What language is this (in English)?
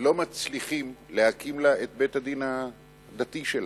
Hebrew